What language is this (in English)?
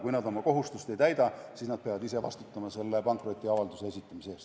Estonian